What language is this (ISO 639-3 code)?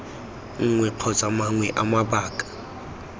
tsn